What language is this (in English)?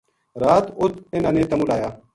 Gujari